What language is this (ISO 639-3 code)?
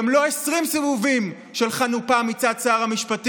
heb